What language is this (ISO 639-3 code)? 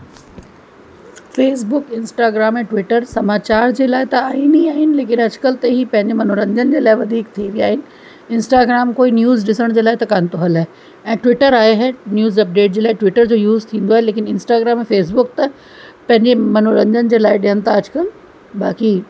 snd